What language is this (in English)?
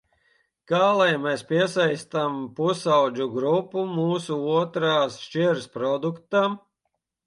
Latvian